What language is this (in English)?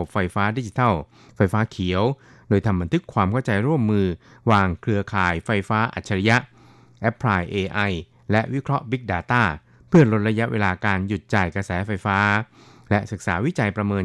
Thai